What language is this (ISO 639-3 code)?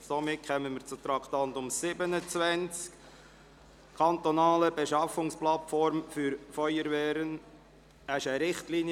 gsw